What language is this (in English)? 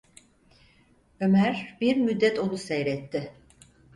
Turkish